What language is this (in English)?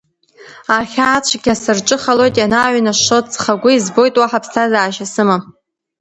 Abkhazian